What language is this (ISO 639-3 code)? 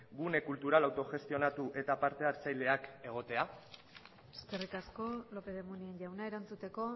eus